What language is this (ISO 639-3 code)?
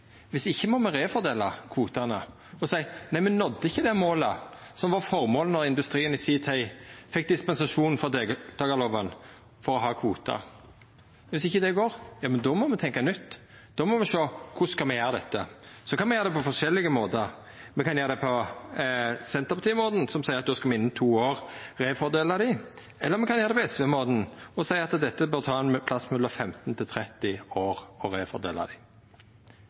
nno